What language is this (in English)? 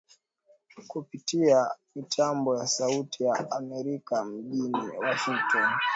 Swahili